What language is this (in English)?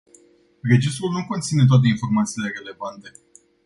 Romanian